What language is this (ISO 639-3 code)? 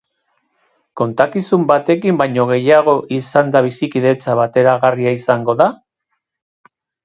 eus